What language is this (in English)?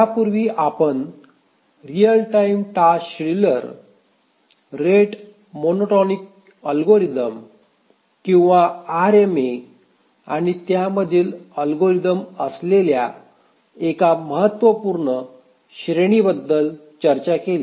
Marathi